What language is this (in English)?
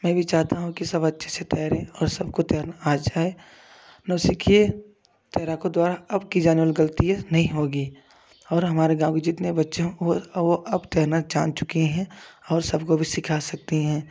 Hindi